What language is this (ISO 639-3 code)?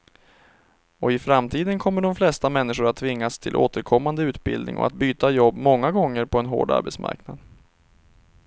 swe